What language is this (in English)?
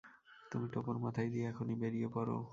Bangla